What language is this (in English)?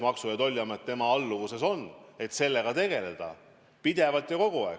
Estonian